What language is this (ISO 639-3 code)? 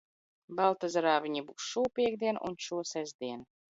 lav